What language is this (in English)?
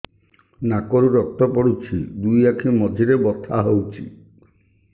Odia